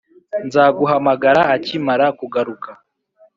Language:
Kinyarwanda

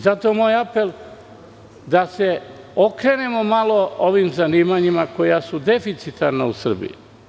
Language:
Serbian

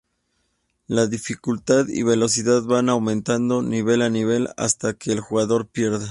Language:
Spanish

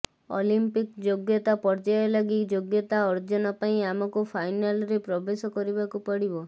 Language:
Odia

